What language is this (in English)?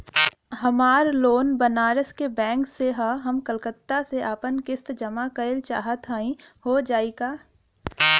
Bhojpuri